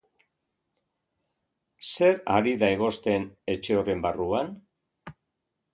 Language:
Basque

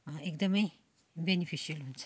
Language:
Nepali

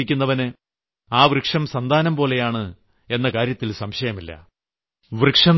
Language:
Malayalam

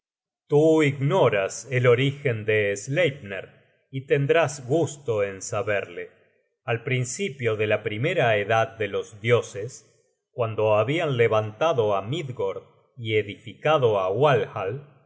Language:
Spanish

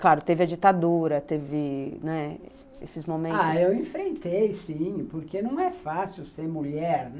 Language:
Portuguese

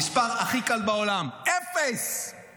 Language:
Hebrew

